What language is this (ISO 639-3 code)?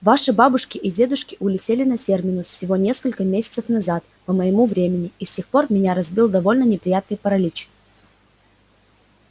rus